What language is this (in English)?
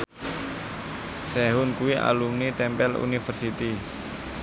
Javanese